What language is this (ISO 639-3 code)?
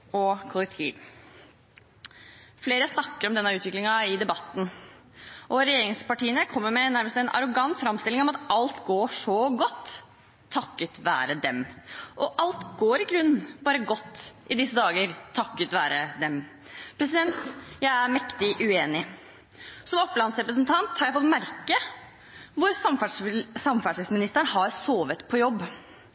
nob